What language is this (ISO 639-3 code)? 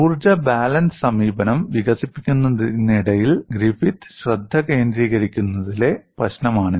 mal